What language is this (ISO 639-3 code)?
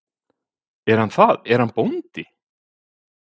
isl